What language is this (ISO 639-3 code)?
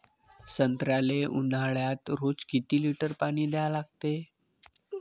mar